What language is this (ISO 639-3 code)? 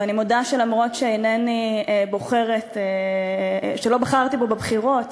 heb